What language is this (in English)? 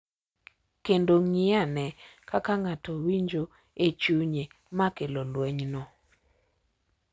Luo (Kenya and Tanzania)